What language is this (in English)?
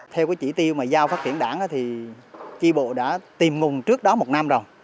Vietnamese